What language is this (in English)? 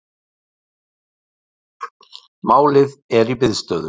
Icelandic